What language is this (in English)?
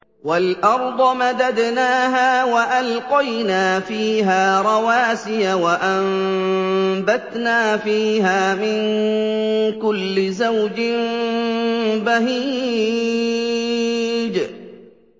Arabic